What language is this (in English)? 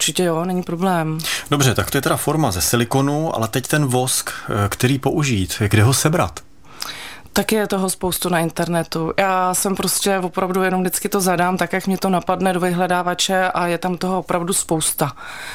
Czech